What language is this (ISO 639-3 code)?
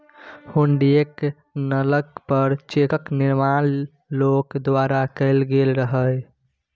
mai